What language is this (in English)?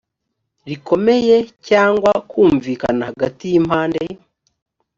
Kinyarwanda